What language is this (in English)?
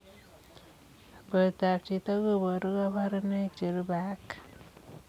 Kalenjin